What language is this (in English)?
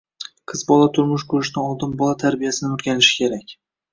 Uzbek